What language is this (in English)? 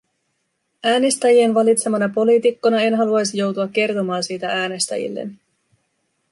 Finnish